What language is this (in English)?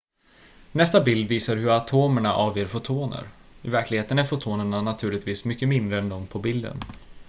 Swedish